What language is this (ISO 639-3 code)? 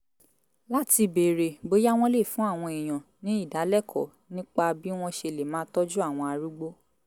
yor